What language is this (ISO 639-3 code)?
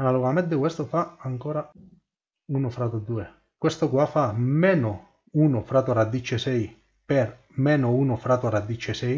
ita